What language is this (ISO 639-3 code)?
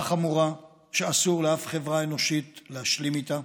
heb